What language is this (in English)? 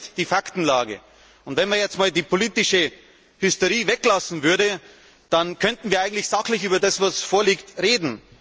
German